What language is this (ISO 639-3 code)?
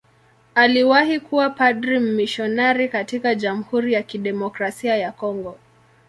swa